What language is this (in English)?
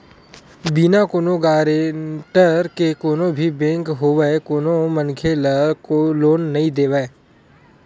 Chhattisgarhi